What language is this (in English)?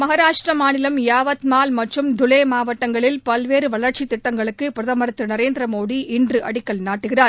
Tamil